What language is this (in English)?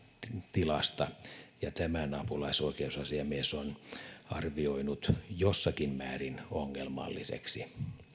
Finnish